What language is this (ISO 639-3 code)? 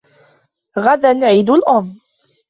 ara